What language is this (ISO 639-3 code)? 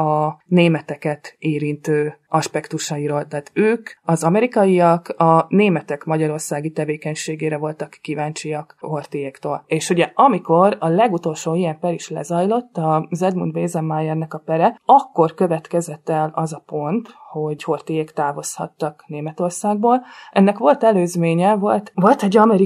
hun